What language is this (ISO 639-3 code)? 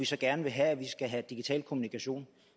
dan